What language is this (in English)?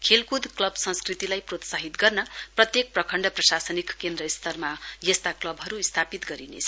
Nepali